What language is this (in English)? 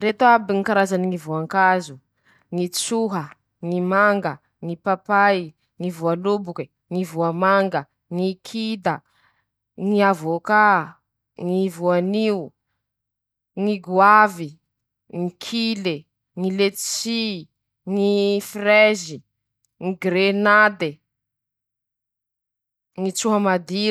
Masikoro Malagasy